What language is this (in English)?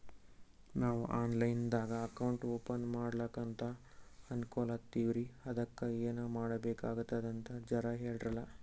Kannada